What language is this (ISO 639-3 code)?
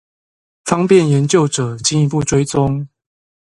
zho